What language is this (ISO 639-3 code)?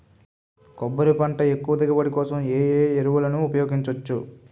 tel